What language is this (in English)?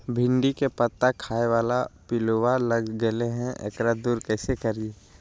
Magahi